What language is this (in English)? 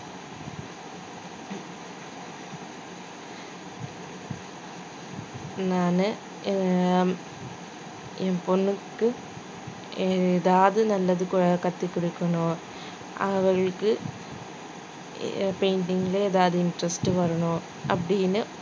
Tamil